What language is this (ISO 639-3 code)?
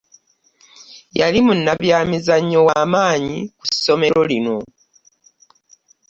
lug